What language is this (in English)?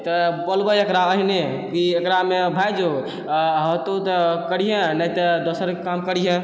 Maithili